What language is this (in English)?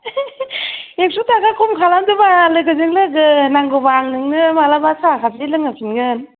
Bodo